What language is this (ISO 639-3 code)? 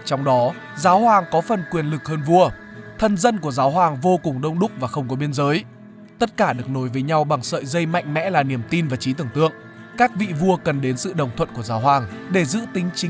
vie